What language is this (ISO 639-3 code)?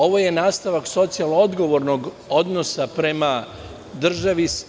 srp